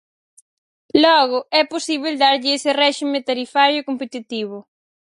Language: Galician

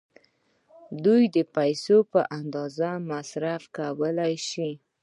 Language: Pashto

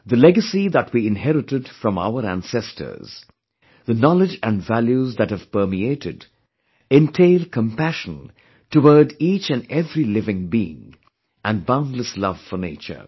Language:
English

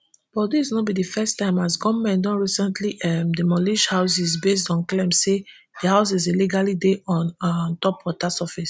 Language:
Nigerian Pidgin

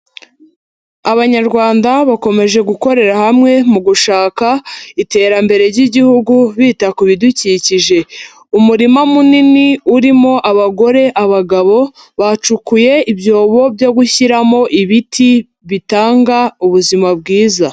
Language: Kinyarwanda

